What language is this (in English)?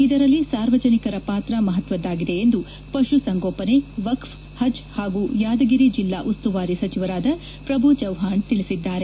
Kannada